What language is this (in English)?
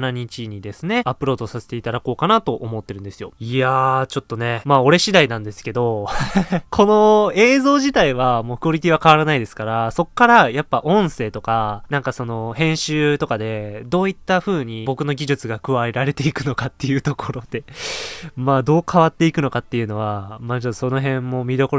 Japanese